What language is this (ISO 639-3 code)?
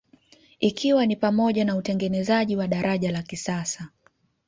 swa